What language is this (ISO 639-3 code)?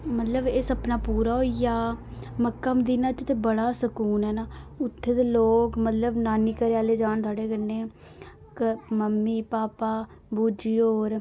doi